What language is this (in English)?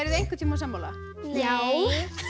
Icelandic